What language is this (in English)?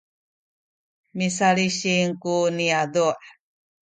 Sakizaya